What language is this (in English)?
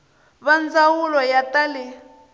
Tsonga